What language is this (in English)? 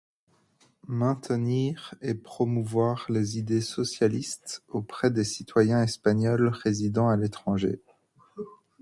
French